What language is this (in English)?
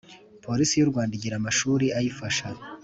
Kinyarwanda